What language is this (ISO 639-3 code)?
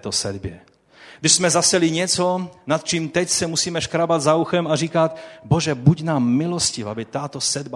ces